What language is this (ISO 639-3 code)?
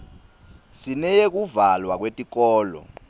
ssw